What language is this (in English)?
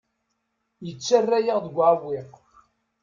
Kabyle